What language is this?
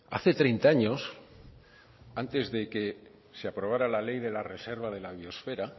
Spanish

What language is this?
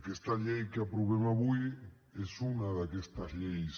Catalan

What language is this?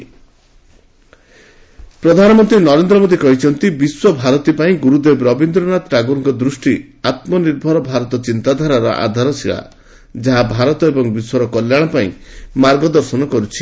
Odia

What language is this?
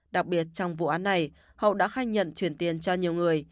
Vietnamese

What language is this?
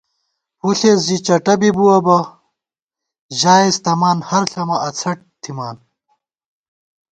Gawar-Bati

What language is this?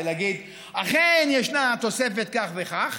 Hebrew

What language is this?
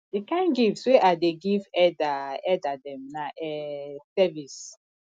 Nigerian Pidgin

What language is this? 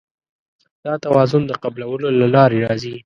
Pashto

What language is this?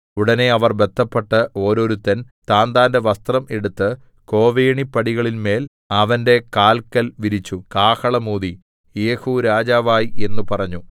Malayalam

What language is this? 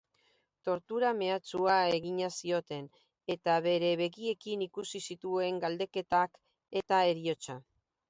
Basque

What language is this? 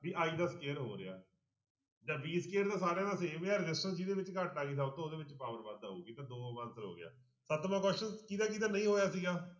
Punjabi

